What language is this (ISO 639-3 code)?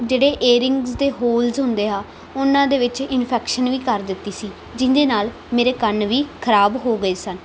pan